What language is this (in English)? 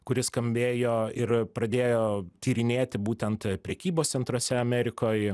Lithuanian